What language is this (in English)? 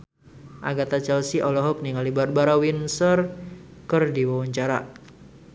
Sundanese